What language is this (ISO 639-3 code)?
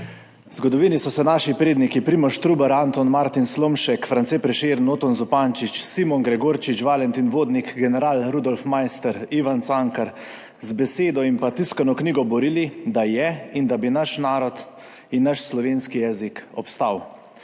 slv